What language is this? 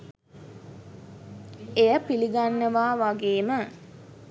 Sinhala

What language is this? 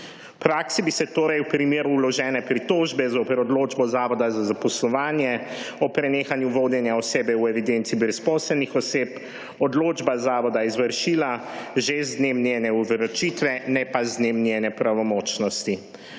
Slovenian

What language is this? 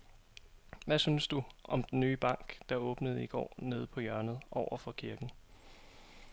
Danish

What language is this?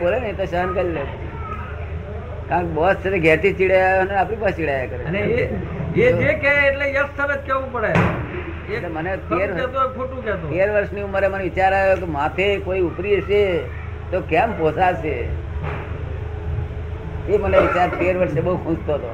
Gujarati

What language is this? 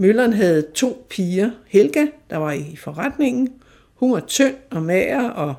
Danish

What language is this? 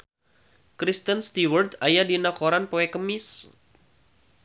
Sundanese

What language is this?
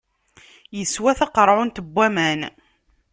Kabyle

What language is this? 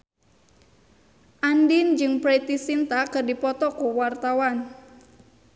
Sundanese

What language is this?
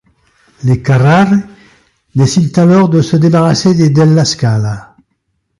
French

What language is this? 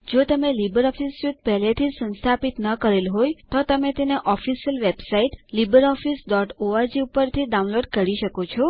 Gujarati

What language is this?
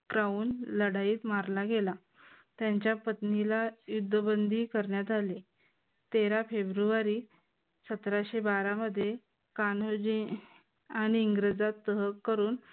Marathi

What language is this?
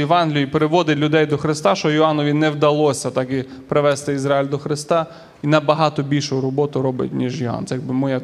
Ukrainian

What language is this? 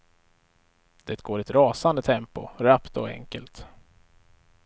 Swedish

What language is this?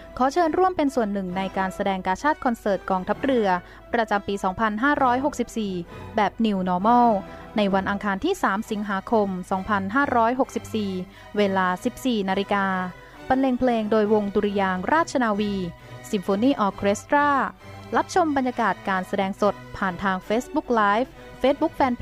Thai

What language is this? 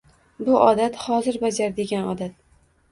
Uzbek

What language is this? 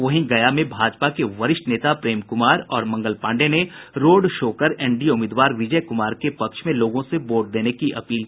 Hindi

